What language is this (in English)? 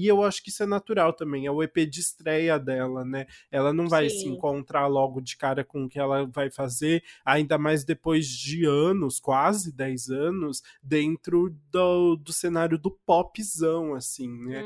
Portuguese